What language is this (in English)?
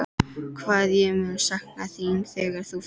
Icelandic